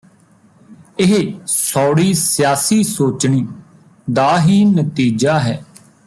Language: Punjabi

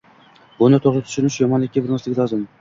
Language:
Uzbek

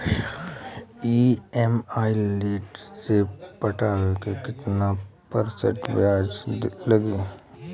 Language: Bhojpuri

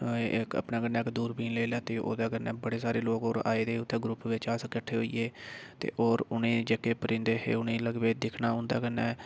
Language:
Dogri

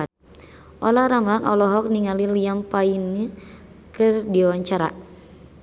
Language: Sundanese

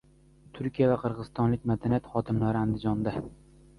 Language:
Uzbek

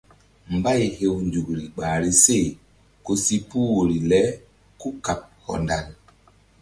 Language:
Mbum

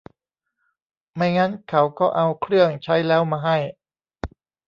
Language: Thai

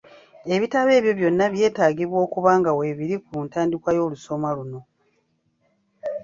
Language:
Ganda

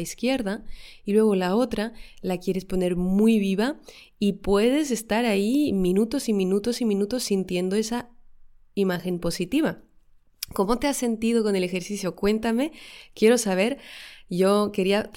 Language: Spanish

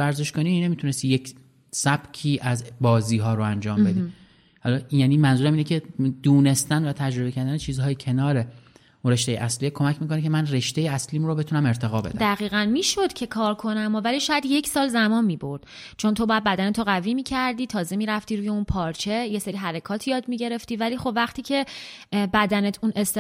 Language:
Persian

